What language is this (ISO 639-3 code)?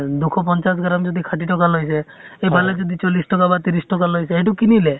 asm